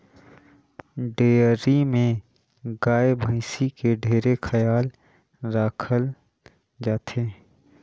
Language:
Chhattisgarhi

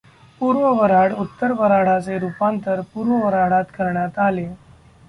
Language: Marathi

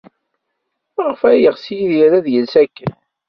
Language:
Kabyle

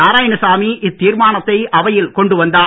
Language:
Tamil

